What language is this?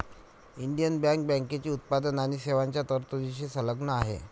Marathi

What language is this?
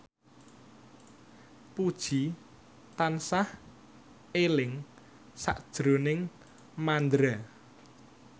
Javanese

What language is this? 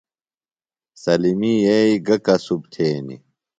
Phalura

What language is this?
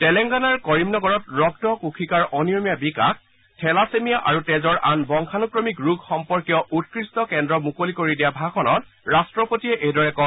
Assamese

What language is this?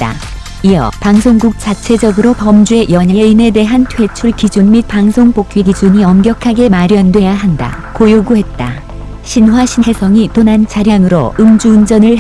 Korean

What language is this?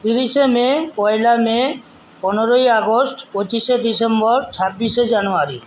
Bangla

